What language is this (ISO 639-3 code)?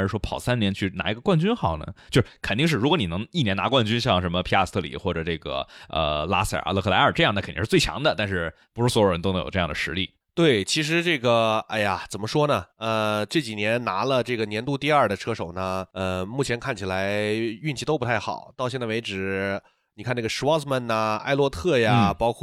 zho